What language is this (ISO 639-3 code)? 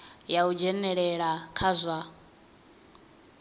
ven